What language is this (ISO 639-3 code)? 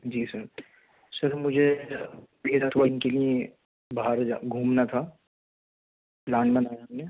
urd